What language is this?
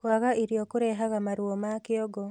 Kikuyu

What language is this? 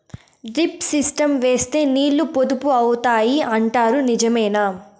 Telugu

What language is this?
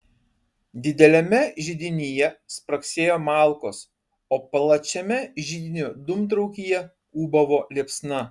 Lithuanian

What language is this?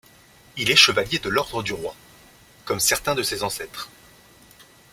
French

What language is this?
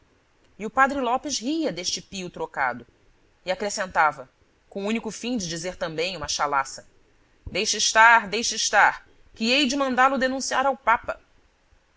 Portuguese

